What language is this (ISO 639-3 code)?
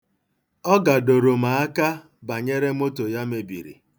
ibo